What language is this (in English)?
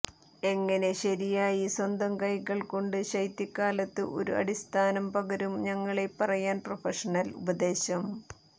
Malayalam